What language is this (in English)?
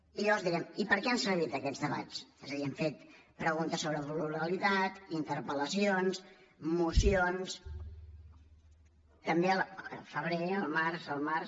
Catalan